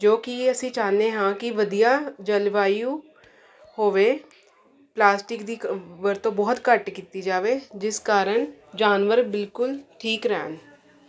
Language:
Punjabi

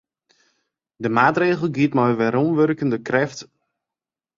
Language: Western Frisian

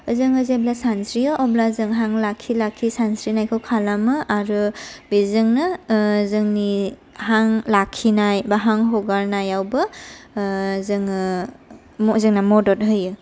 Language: Bodo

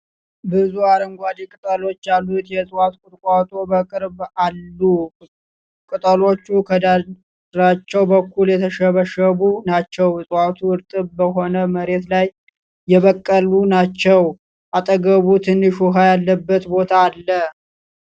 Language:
Amharic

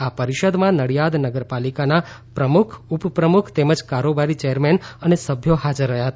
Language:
Gujarati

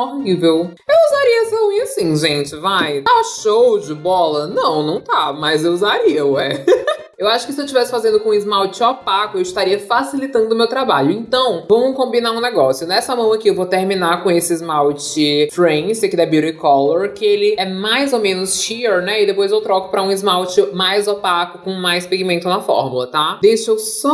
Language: Portuguese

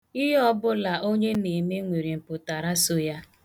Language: Igbo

